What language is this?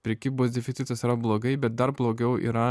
Lithuanian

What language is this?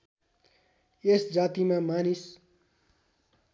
Nepali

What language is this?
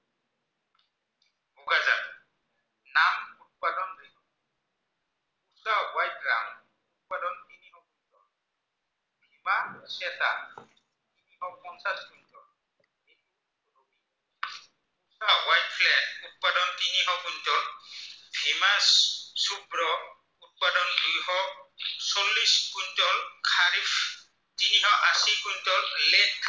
Assamese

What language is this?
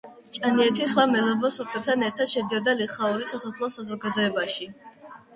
Georgian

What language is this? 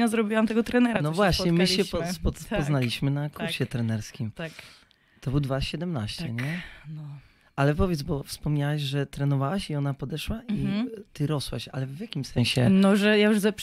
Polish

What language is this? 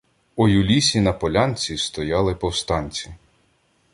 Ukrainian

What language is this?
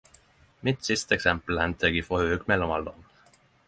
Norwegian Nynorsk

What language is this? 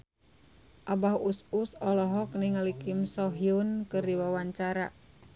Sundanese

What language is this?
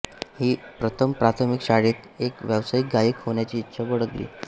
Marathi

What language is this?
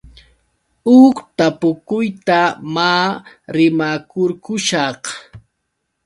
Yauyos Quechua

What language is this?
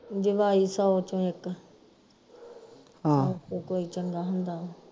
Punjabi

